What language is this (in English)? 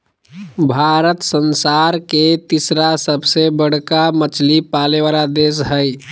Magahi